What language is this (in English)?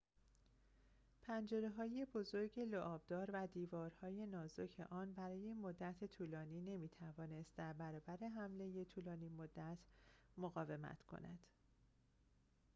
Persian